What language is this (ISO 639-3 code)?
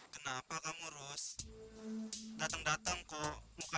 ind